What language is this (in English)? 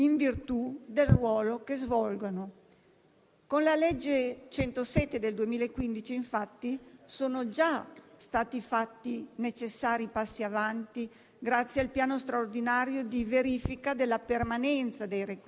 Italian